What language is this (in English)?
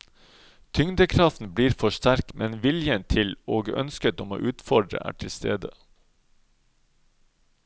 Norwegian